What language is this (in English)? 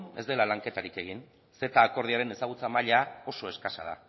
Basque